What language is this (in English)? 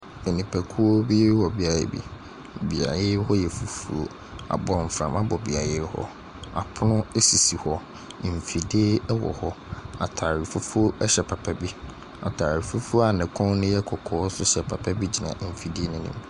Akan